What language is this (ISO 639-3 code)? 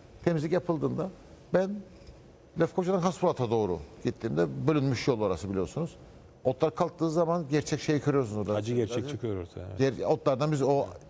tur